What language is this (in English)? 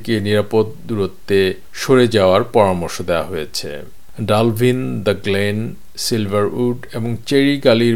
Bangla